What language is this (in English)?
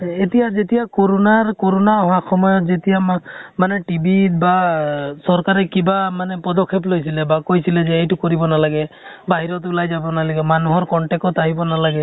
Assamese